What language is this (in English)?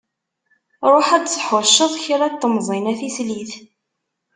Kabyle